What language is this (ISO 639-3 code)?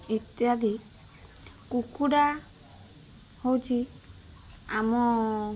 ori